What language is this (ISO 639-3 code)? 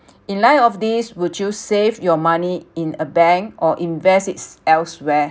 eng